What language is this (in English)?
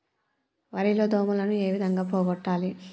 Telugu